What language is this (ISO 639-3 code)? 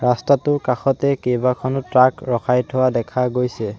asm